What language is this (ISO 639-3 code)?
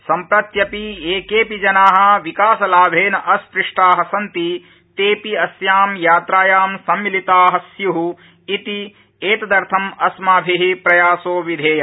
san